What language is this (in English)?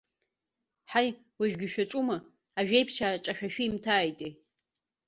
Abkhazian